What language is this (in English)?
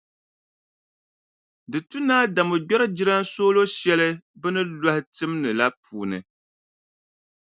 Dagbani